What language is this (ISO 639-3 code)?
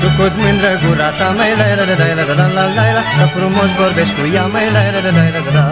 ron